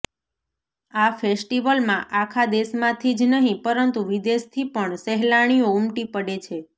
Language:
Gujarati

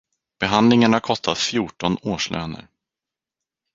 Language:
Swedish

